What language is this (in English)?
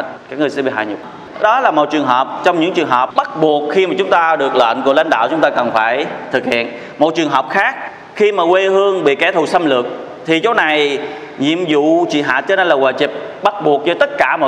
Vietnamese